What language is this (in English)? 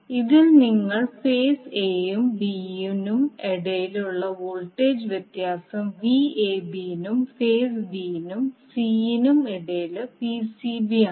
Malayalam